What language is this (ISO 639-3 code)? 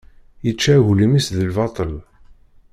kab